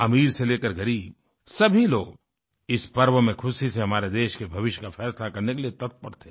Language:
Hindi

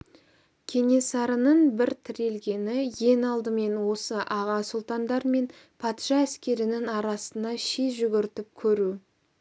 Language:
Kazakh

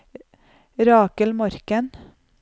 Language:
Norwegian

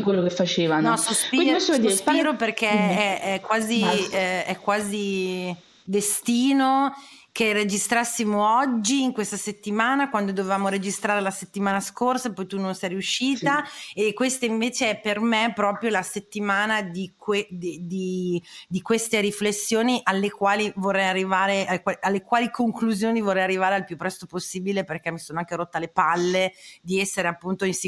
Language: Italian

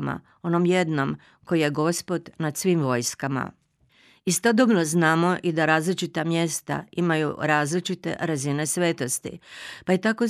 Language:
Croatian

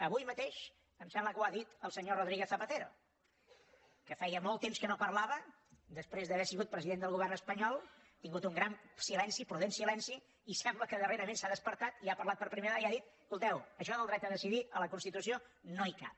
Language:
Catalan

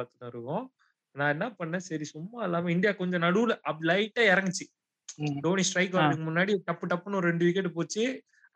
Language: Tamil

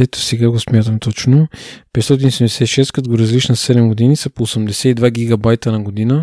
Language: Bulgarian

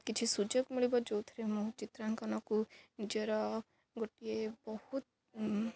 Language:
Odia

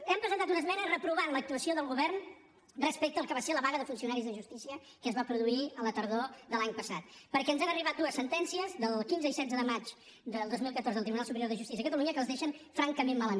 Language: Catalan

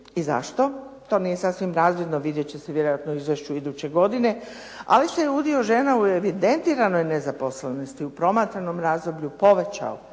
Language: Croatian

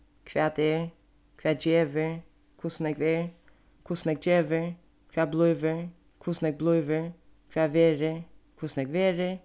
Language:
Faroese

